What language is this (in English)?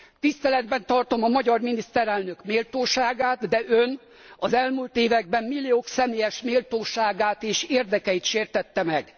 Hungarian